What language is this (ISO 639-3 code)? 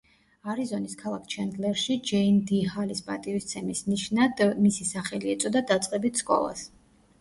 kat